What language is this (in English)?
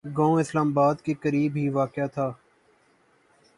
Urdu